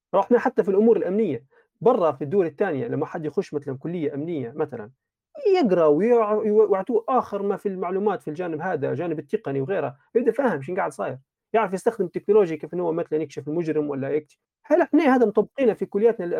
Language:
Arabic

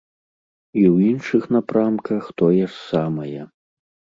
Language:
Belarusian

